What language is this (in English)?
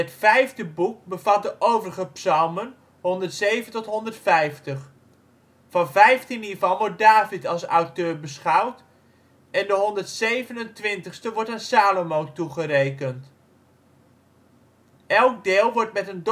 Dutch